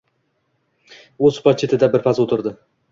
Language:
Uzbek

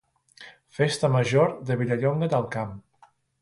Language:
Catalan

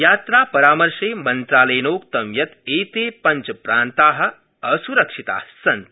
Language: Sanskrit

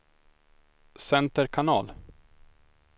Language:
Swedish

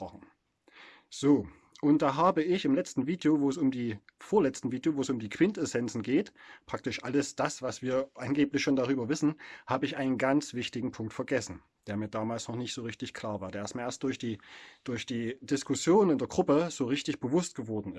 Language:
German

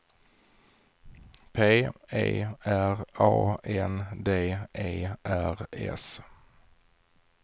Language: Swedish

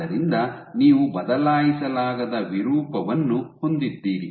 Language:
Kannada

